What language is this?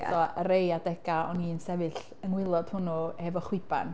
Welsh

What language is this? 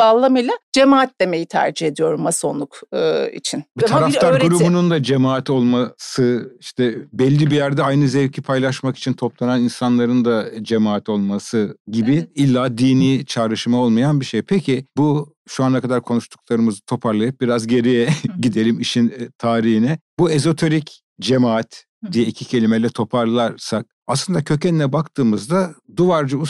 Turkish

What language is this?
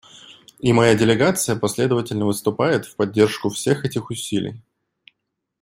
Russian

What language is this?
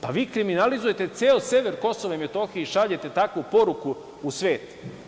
Serbian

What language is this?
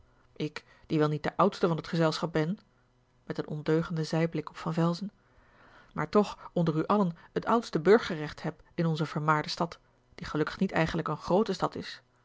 Dutch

